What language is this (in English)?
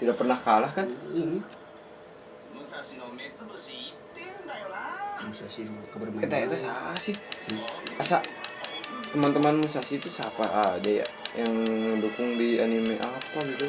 Indonesian